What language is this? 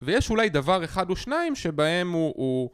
Hebrew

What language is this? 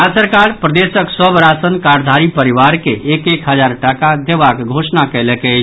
Maithili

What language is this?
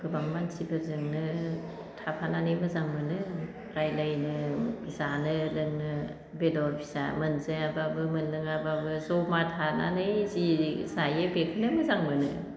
Bodo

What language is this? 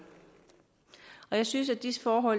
Danish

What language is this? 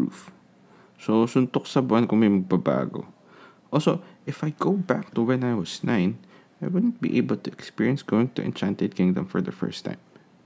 Filipino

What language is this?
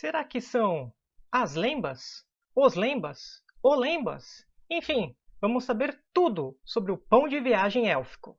Portuguese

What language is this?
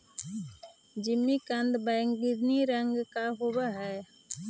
Magahi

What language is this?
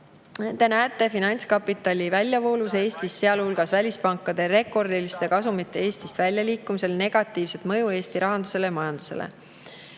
Estonian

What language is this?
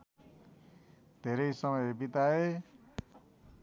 Nepali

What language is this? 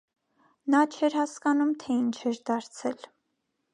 Armenian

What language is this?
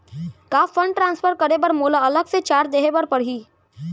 Chhattisgarhi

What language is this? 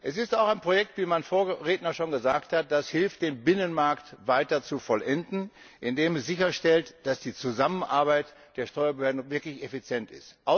German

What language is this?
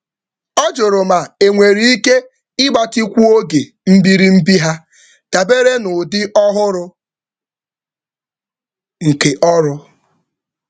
Igbo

